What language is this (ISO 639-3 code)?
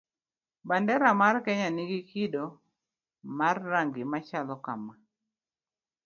luo